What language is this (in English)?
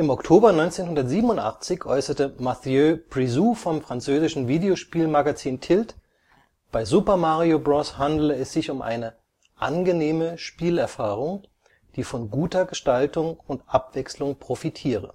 German